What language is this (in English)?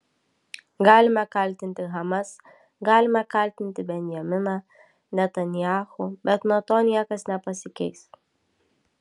Lithuanian